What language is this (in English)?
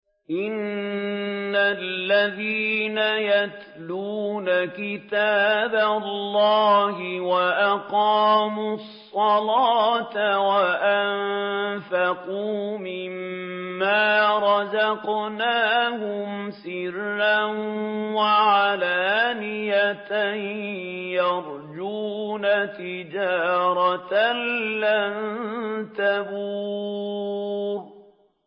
Arabic